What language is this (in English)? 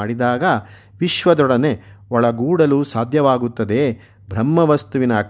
Kannada